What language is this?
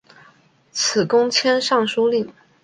Chinese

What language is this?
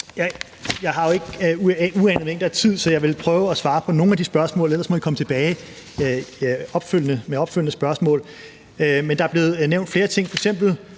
Danish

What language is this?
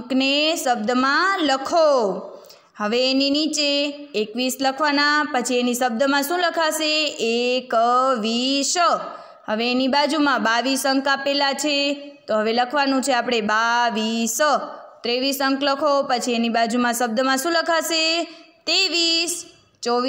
Hindi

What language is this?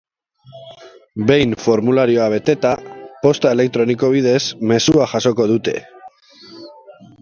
Basque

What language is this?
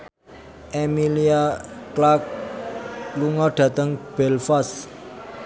Javanese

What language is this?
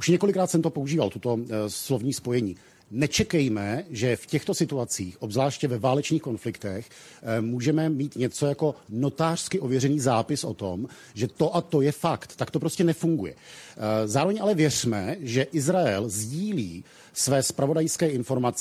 Czech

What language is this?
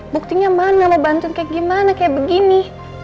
Indonesian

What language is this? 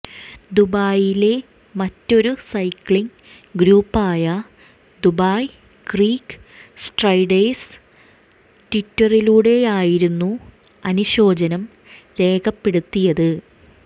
Malayalam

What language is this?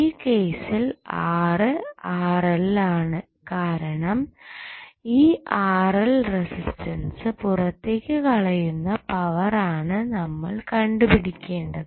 Malayalam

